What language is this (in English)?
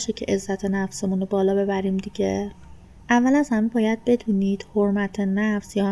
Persian